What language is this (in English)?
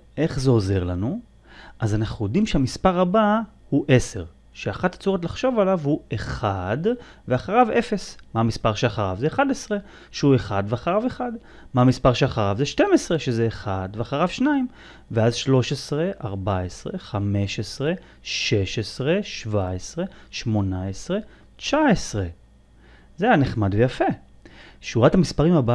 Hebrew